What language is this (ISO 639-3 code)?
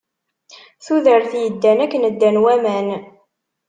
kab